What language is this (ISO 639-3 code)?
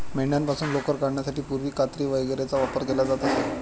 mar